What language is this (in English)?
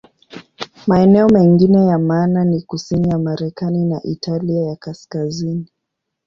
Swahili